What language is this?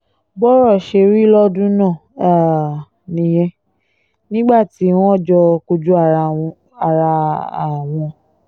Yoruba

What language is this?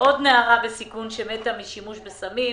Hebrew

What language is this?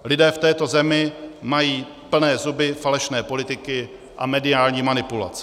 Czech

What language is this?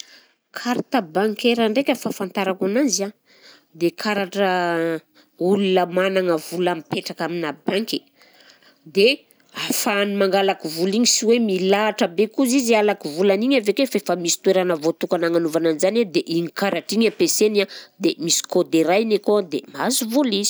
Southern Betsimisaraka Malagasy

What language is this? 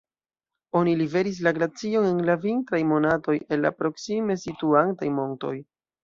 Esperanto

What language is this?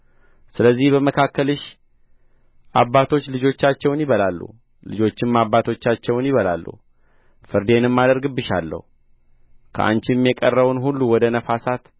Amharic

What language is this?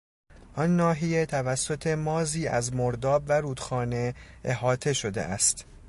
Persian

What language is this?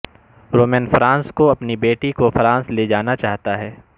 Urdu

